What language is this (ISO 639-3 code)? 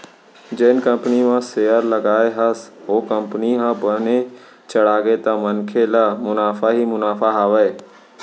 hne